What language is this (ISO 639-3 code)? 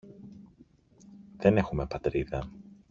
ell